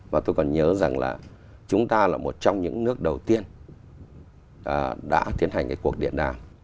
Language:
Vietnamese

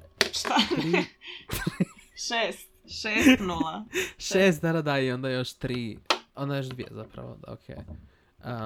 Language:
Croatian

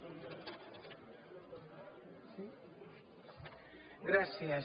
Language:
Catalan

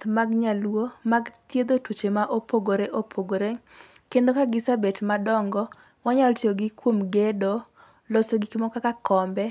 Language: Luo (Kenya and Tanzania)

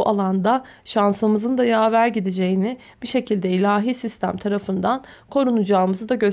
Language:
Turkish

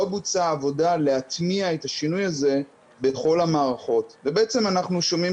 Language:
Hebrew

